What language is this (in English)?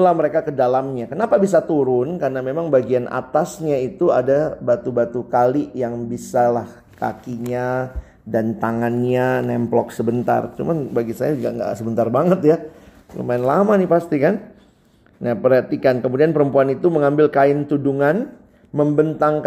Indonesian